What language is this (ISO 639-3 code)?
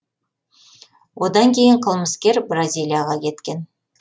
kaz